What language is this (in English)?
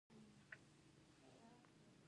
Pashto